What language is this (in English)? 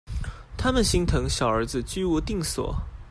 Chinese